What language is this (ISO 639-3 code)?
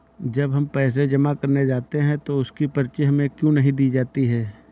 hin